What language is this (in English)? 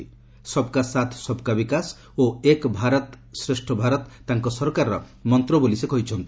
Odia